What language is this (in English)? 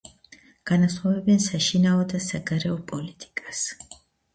Georgian